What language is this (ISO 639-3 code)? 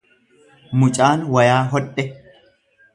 orm